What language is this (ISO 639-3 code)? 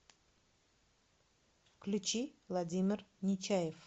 rus